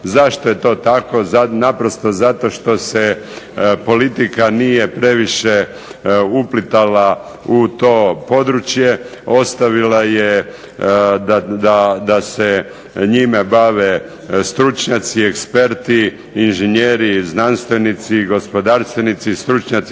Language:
Croatian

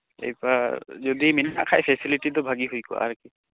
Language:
Santali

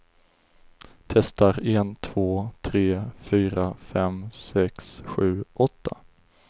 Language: Swedish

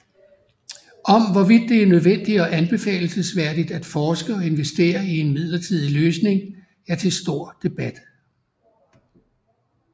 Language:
Danish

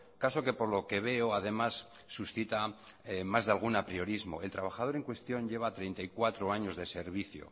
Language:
Spanish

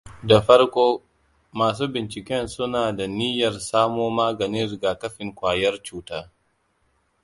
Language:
Hausa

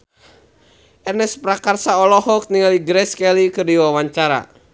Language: Sundanese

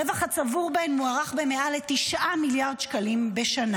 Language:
Hebrew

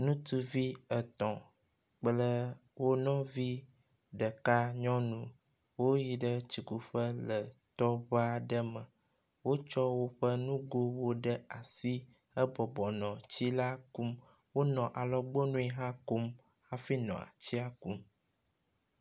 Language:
Ewe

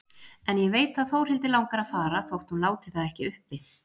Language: Icelandic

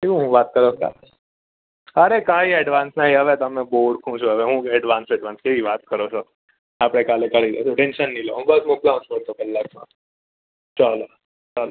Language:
Gujarati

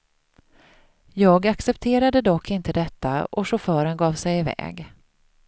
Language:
Swedish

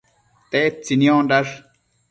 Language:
Matsés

